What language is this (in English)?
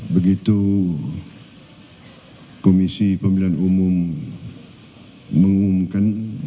Indonesian